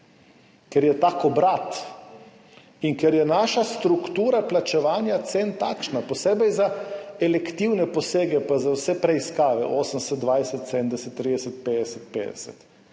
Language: Slovenian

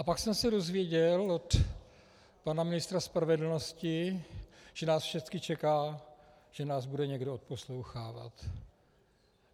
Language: Czech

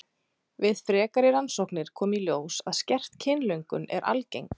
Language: Icelandic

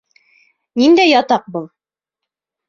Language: Bashkir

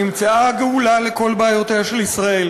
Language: Hebrew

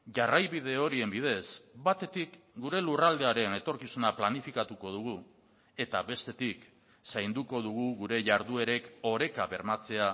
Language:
Basque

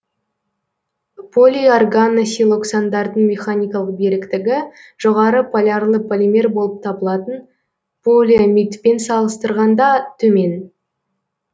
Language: Kazakh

